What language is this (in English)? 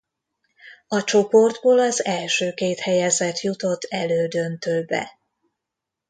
Hungarian